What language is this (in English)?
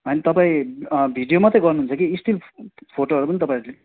Nepali